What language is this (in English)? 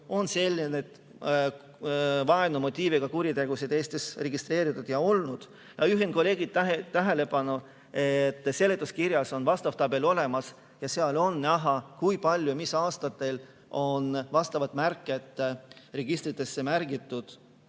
Estonian